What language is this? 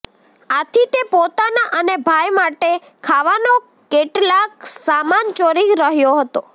Gujarati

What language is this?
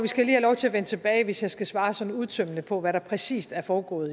Danish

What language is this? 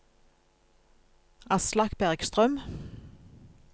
Norwegian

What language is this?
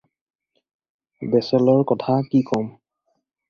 Assamese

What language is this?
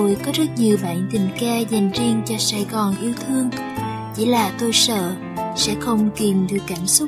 Vietnamese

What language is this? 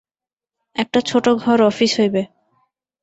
Bangla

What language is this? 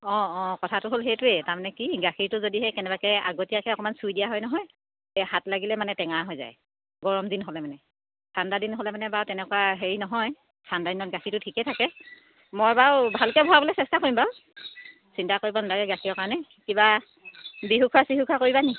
Assamese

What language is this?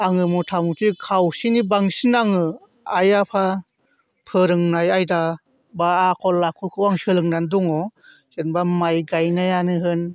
Bodo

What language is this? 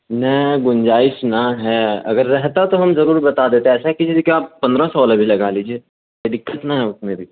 Urdu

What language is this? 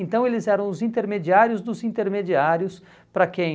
Portuguese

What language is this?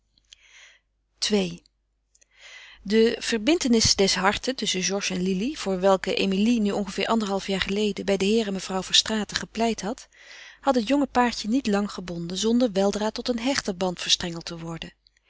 Dutch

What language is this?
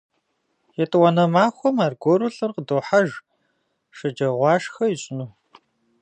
Kabardian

